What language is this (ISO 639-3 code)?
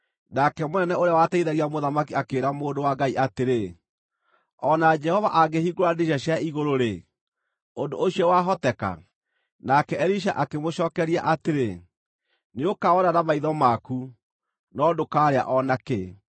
kik